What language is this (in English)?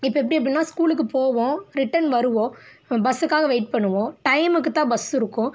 Tamil